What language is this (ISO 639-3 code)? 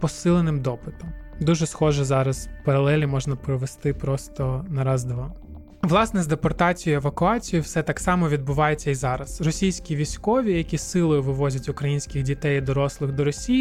ukr